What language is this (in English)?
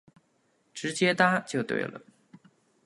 Chinese